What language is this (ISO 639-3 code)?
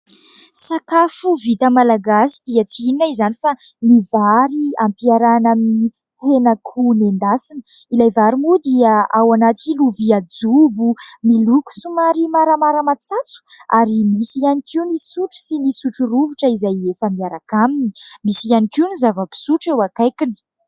mlg